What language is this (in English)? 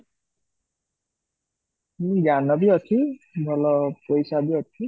Odia